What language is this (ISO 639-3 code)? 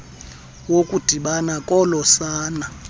xho